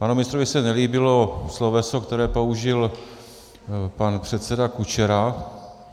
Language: Czech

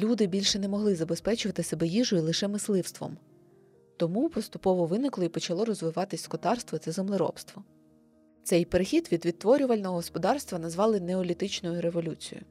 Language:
Ukrainian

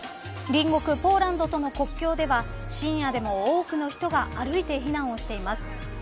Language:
Japanese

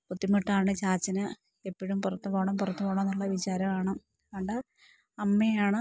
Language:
Malayalam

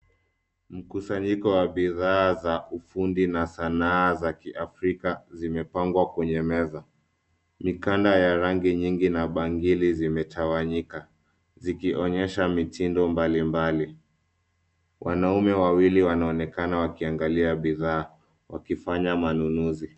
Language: Swahili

